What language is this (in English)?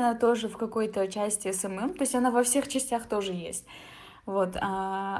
Russian